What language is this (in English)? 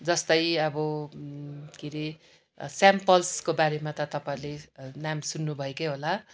Nepali